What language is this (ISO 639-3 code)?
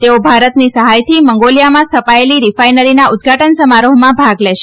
guj